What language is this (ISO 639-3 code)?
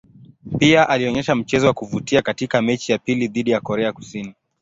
swa